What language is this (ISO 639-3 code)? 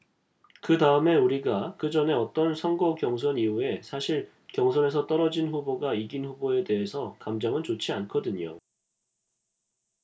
kor